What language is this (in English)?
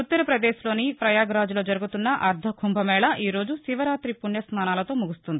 Telugu